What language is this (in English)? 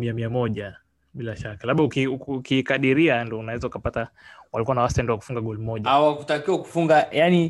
Swahili